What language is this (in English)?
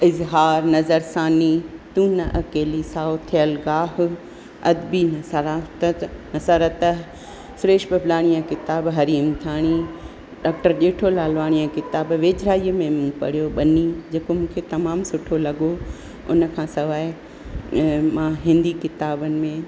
Sindhi